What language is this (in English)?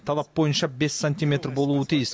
Kazakh